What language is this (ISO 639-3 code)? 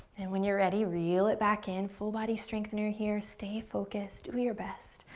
eng